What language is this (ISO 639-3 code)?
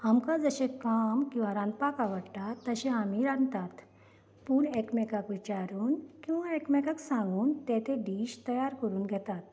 kok